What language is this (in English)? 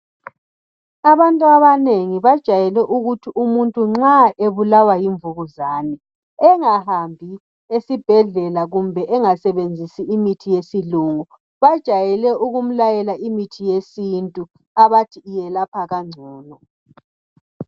North Ndebele